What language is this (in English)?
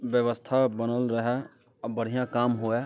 Maithili